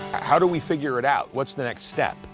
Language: English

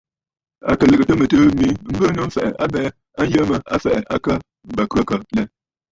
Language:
Bafut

